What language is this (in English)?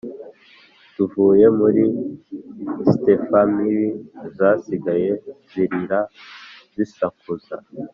Kinyarwanda